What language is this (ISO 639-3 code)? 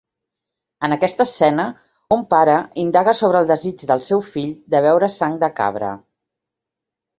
cat